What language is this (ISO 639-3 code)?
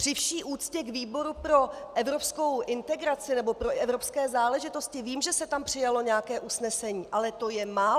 ces